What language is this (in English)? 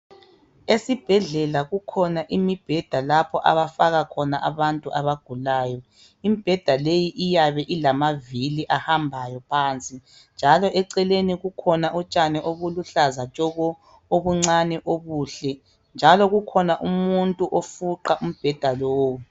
North Ndebele